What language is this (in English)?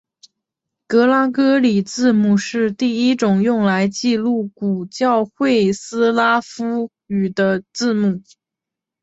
Chinese